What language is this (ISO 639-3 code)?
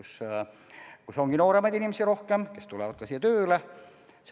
est